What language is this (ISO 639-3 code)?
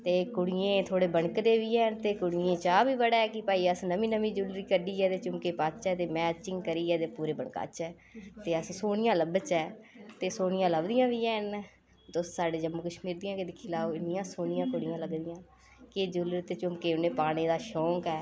doi